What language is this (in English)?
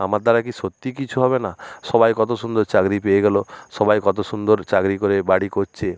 Bangla